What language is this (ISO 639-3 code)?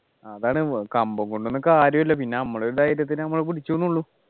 mal